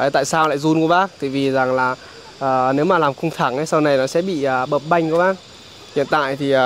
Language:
Vietnamese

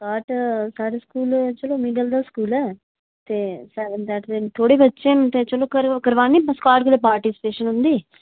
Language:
Dogri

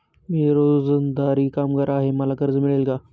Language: Marathi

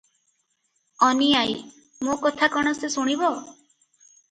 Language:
Odia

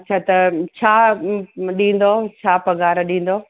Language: Sindhi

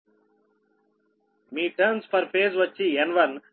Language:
Telugu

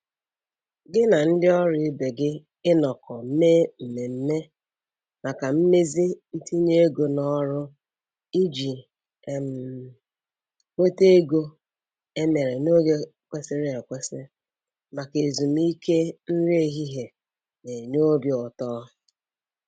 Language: Igbo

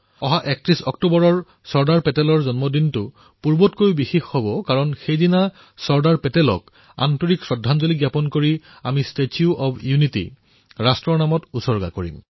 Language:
Assamese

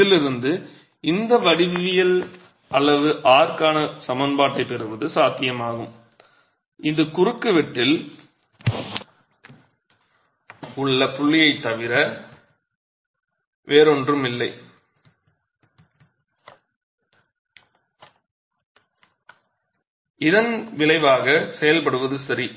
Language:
Tamil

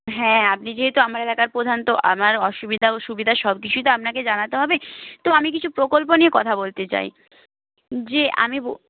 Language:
Bangla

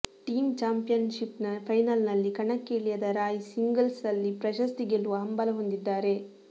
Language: Kannada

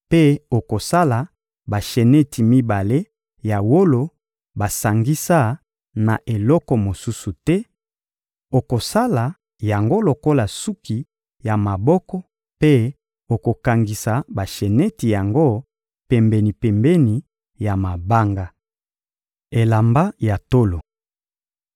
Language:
Lingala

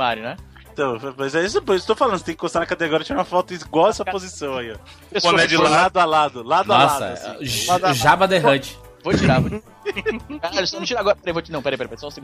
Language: Portuguese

